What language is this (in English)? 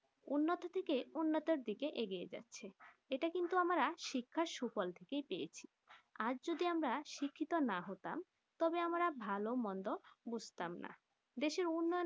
Bangla